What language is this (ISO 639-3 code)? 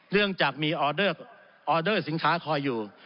tha